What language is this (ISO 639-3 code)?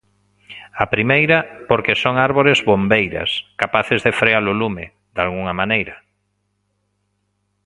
glg